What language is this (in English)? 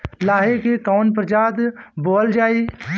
Bhojpuri